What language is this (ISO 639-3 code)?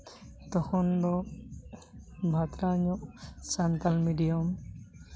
sat